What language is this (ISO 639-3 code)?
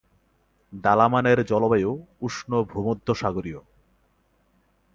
ben